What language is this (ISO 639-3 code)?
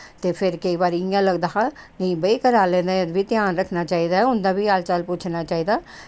doi